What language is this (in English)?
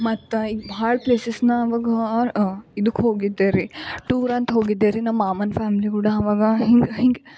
Kannada